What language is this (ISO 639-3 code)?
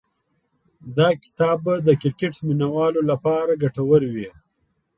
pus